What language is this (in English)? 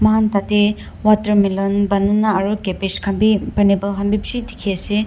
Naga Pidgin